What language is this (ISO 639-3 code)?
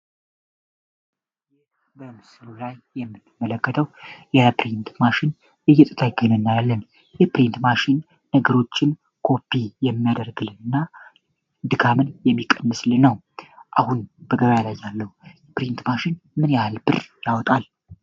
amh